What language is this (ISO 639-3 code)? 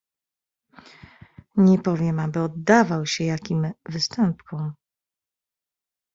pol